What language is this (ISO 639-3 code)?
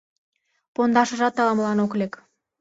chm